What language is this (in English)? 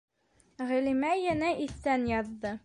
Bashkir